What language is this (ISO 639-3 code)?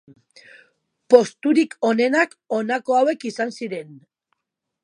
eus